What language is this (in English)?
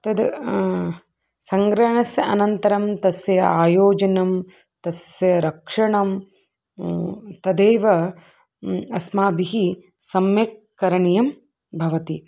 Sanskrit